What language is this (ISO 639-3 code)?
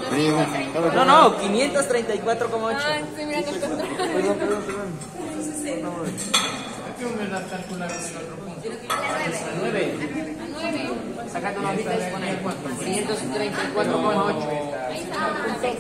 spa